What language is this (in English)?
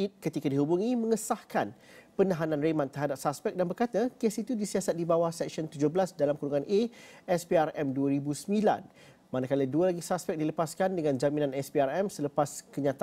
Malay